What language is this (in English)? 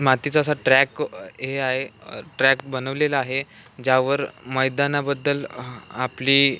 Marathi